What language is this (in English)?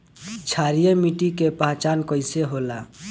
Bhojpuri